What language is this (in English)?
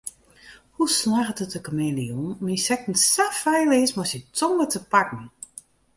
Western Frisian